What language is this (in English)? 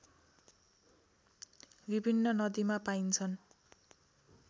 Nepali